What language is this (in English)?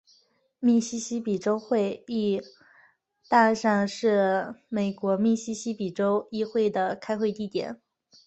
Chinese